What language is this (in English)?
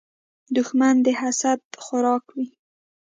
Pashto